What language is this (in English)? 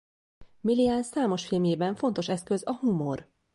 Hungarian